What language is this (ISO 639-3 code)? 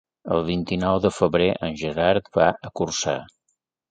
cat